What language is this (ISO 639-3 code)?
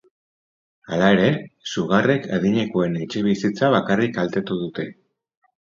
eus